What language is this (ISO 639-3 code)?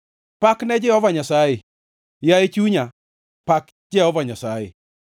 luo